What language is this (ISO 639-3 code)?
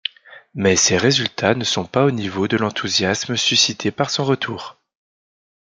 fra